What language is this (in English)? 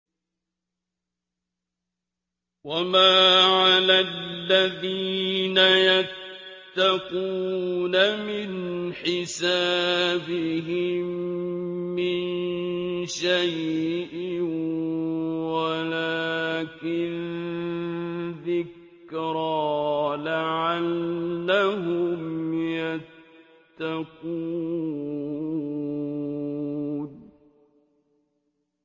Arabic